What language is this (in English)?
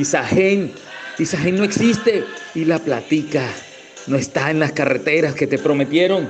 Spanish